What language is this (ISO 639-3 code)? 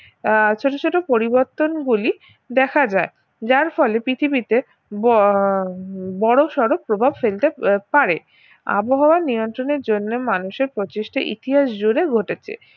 ben